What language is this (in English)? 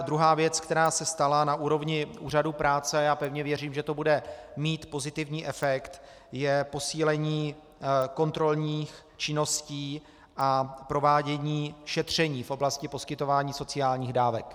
Czech